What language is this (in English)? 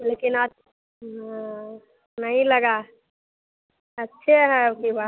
Hindi